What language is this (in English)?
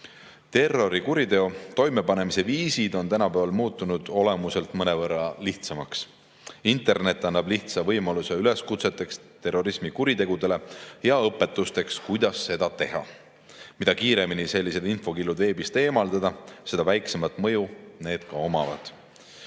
Estonian